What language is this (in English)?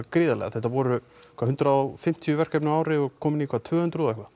Icelandic